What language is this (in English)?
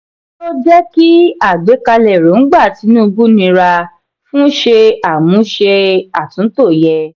Yoruba